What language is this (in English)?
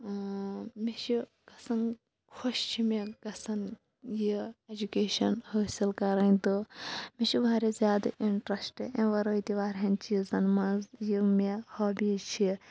Kashmiri